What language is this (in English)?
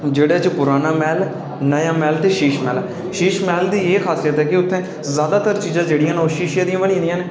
Dogri